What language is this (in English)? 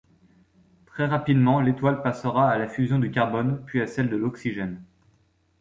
French